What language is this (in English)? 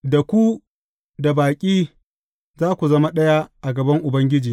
Hausa